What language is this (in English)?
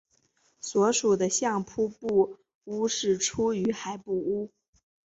Chinese